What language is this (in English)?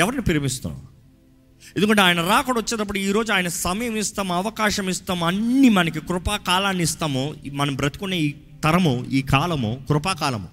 Telugu